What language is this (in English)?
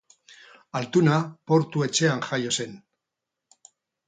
Basque